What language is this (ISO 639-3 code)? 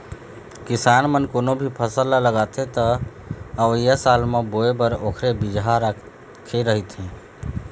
hne